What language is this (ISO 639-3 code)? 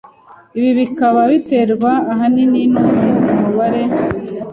kin